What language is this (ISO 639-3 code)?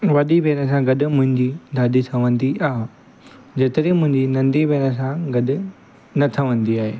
snd